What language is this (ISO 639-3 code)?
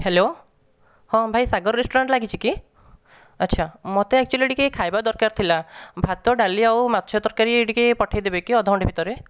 ori